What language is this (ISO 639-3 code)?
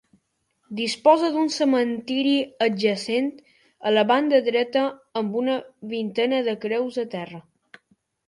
cat